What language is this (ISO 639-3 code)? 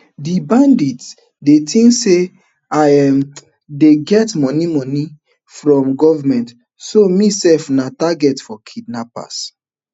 pcm